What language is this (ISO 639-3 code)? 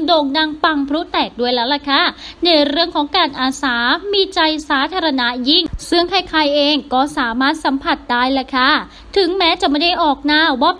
tha